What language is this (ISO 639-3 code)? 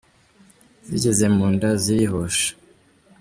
kin